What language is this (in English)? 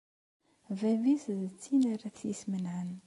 Kabyle